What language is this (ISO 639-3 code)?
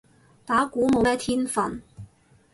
yue